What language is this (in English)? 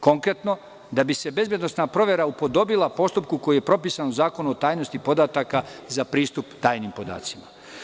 Serbian